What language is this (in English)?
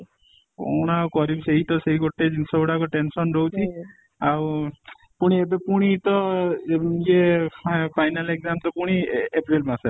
Odia